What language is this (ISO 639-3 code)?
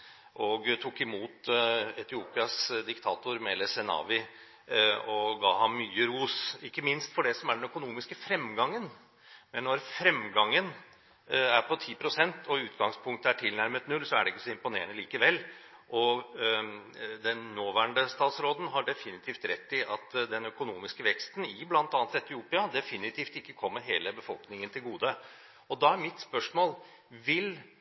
nob